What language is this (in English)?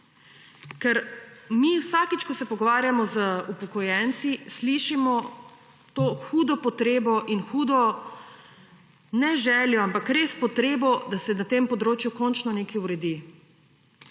Slovenian